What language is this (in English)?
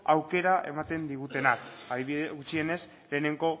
Basque